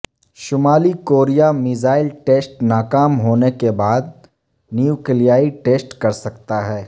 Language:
Urdu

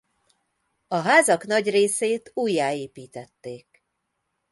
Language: Hungarian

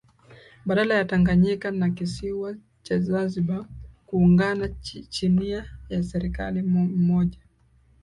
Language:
Swahili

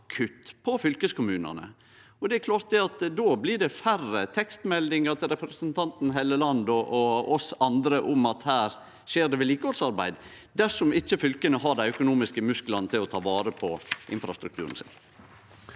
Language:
Norwegian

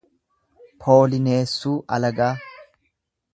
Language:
Oromo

